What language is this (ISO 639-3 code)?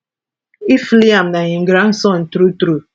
pcm